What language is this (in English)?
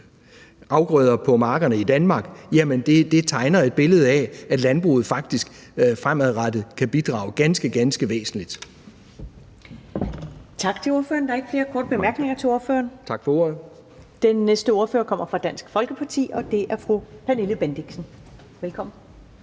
Danish